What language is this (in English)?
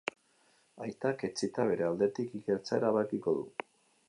Basque